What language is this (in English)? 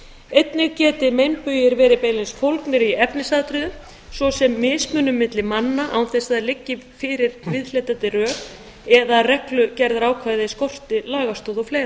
Icelandic